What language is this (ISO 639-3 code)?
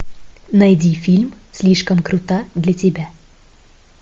rus